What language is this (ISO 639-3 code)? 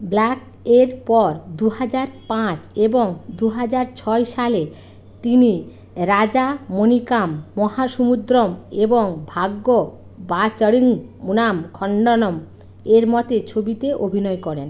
ben